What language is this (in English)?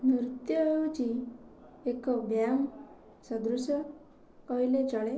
Odia